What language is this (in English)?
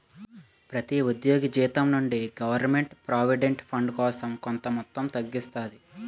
Telugu